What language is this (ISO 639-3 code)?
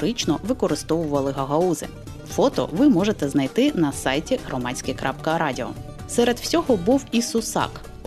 ukr